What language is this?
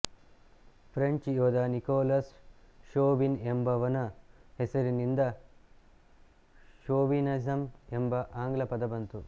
Kannada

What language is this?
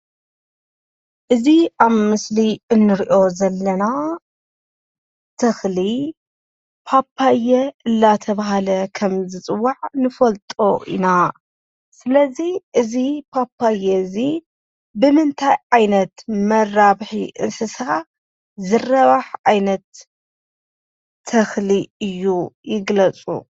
Tigrinya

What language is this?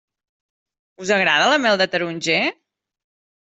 Catalan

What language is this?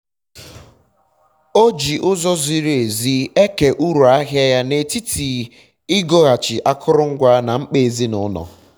Igbo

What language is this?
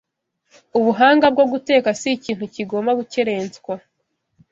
Kinyarwanda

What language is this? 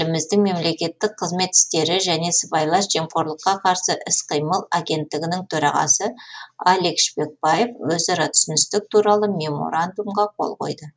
Kazakh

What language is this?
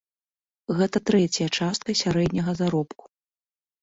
Belarusian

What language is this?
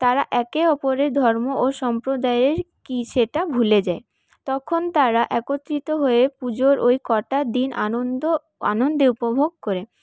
Bangla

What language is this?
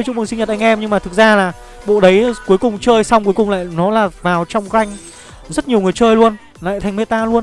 Vietnamese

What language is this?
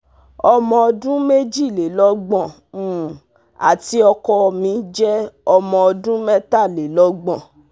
Yoruba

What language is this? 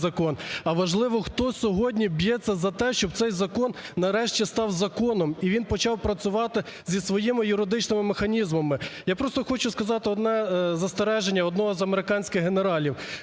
Ukrainian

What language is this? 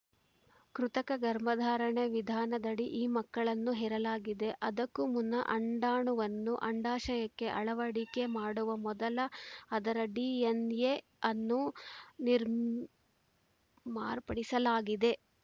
Kannada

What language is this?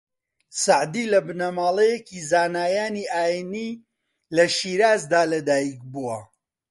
Central Kurdish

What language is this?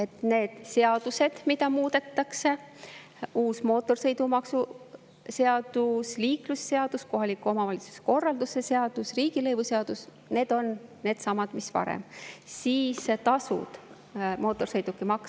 Estonian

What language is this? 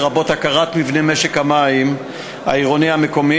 Hebrew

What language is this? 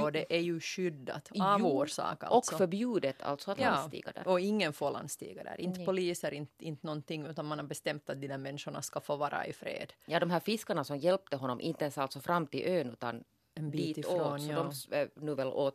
Swedish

